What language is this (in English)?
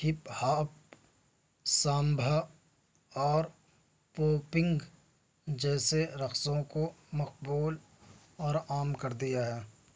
Urdu